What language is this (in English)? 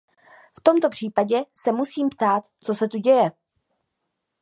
Czech